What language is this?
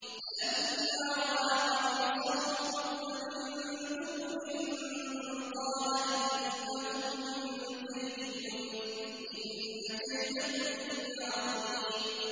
Arabic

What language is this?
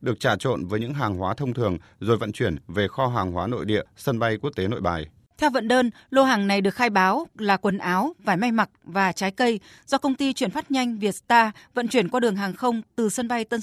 Vietnamese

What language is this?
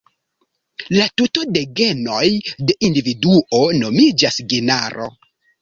Esperanto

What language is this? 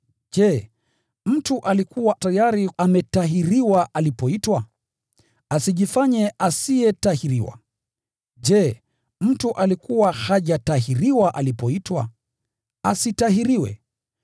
Swahili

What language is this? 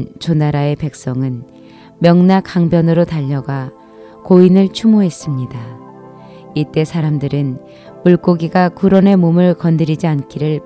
Korean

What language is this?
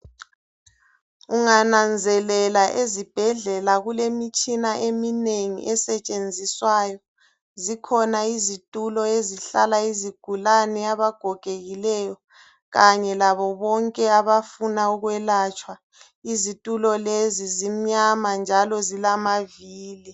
North Ndebele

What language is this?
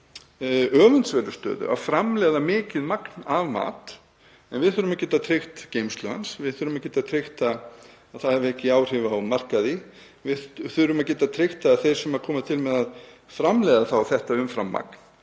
Icelandic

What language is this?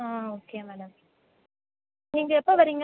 Tamil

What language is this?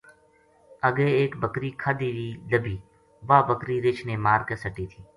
Gujari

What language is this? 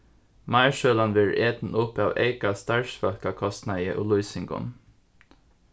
Faroese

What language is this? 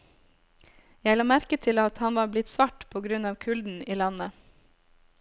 Norwegian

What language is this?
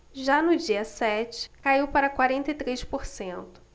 Portuguese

